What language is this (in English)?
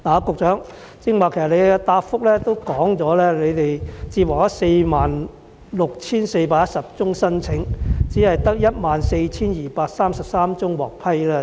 Cantonese